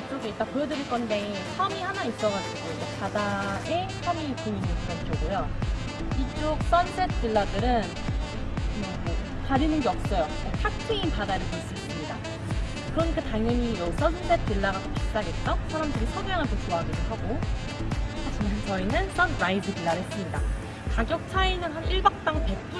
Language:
Korean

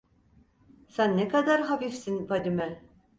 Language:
Turkish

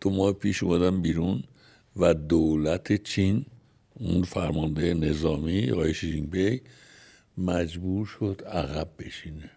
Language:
Persian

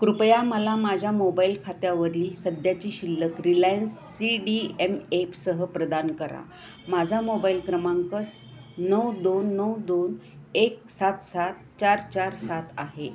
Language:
Marathi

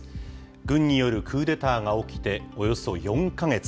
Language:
Japanese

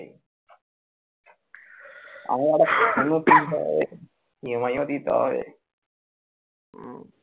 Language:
Bangla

